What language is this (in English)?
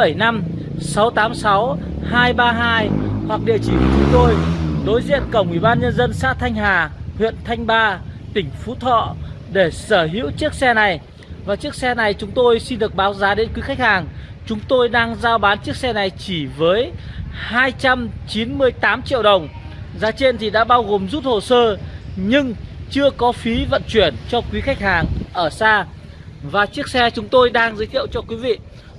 Vietnamese